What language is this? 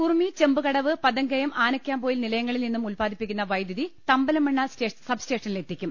Malayalam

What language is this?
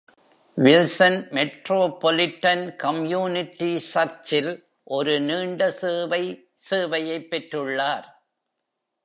Tamil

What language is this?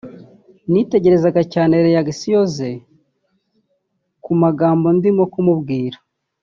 Kinyarwanda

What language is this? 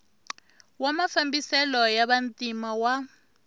Tsonga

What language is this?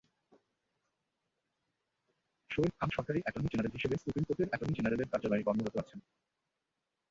Bangla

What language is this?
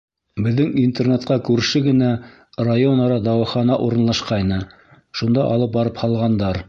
Bashkir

